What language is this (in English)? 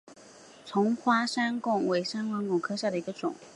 Chinese